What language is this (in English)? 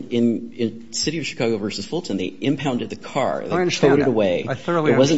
English